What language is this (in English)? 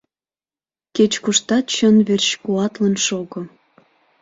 Mari